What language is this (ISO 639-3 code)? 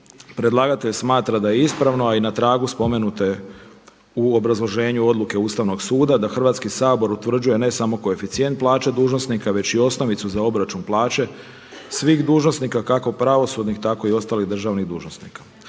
hrv